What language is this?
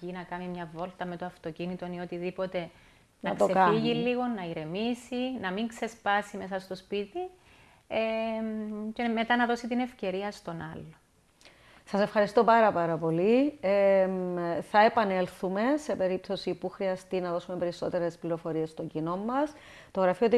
Greek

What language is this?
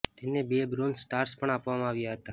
Gujarati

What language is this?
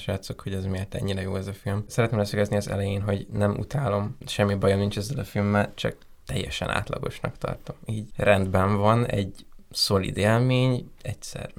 Hungarian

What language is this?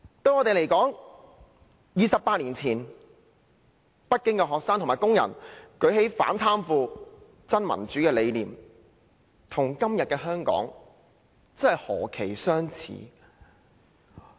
Cantonese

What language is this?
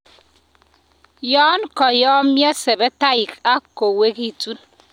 Kalenjin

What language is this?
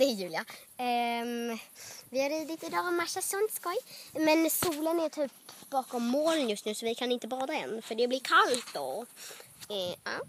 Swedish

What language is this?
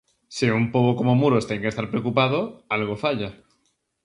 Galician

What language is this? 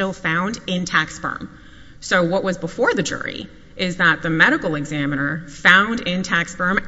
English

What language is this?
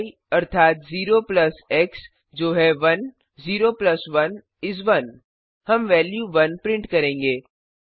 Hindi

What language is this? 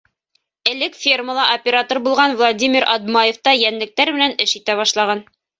Bashkir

